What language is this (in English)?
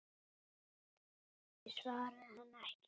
Icelandic